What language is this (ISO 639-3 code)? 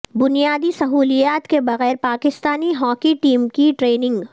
urd